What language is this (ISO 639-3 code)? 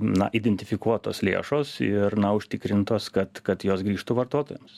lit